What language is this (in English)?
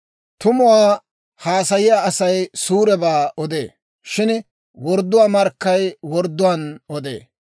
Dawro